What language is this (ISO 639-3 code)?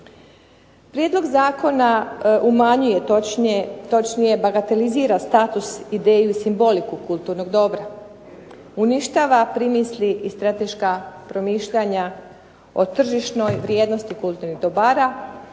hrv